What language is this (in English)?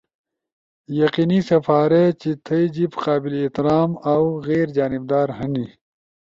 Ushojo